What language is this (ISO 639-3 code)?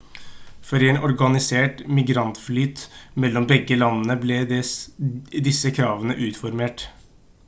nob